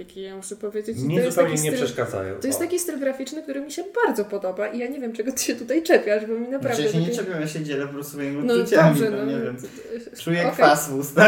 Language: Polish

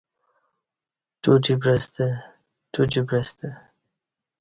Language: Kati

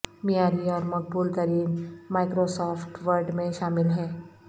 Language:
Urdu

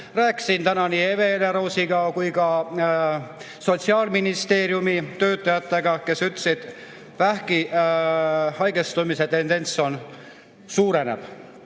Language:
Estonian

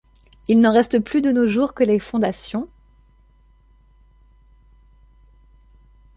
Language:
French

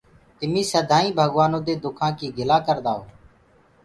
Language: Gurgula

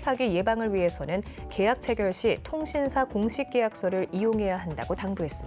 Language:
Korean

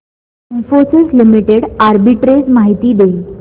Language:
Marathi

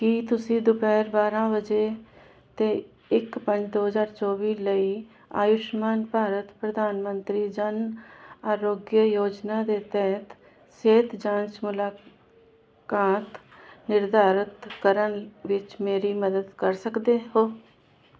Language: Punjabi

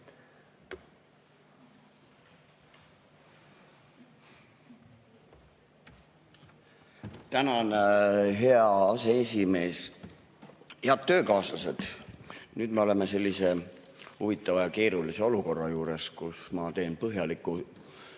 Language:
Estonian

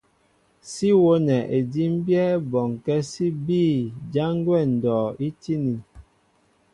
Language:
Mbo (Cameroon)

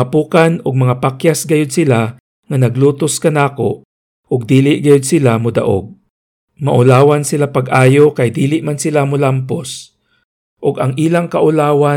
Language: Filipino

